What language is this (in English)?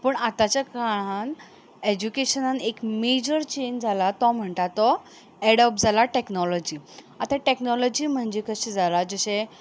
Konkani